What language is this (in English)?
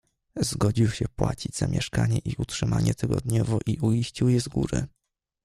Polish